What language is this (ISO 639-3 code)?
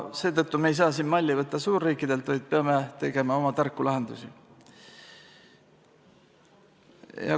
est